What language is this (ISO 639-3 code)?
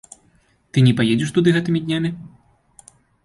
bel